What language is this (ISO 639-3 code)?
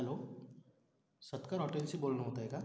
mar